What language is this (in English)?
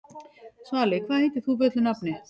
Icelandic